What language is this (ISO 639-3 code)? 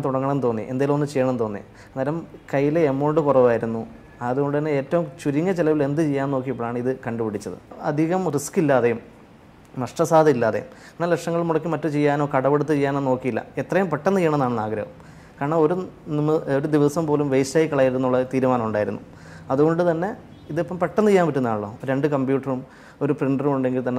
mal